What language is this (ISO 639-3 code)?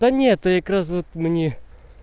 rus